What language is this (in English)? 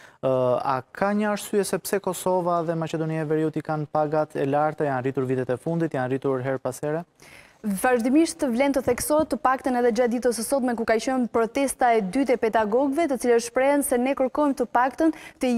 Romanian